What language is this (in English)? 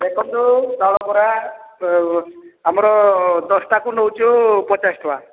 Odia